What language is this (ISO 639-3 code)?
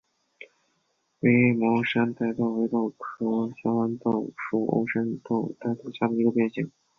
zho